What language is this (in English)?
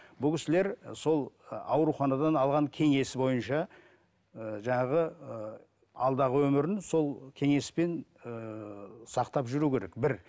Kazakh